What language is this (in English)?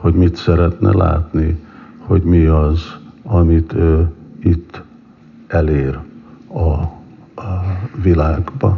Hungarian